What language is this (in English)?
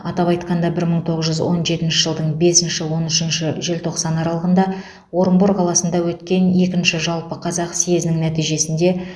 Kazakh